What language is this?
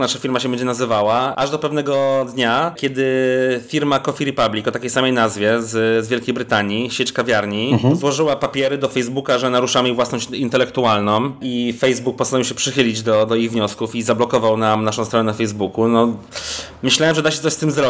Polish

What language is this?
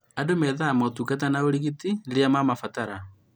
Kikuyu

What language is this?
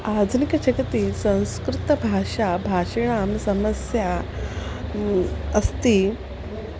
Sanskrit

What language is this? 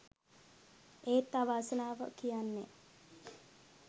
Sinhala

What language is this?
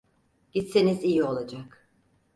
Turkish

